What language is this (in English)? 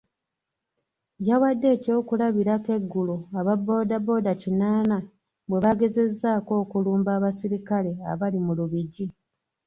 Ganda